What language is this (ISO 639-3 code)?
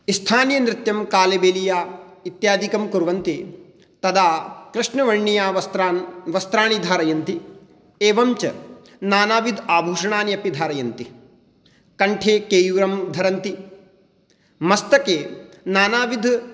san